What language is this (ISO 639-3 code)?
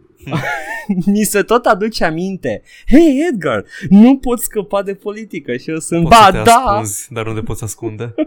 ron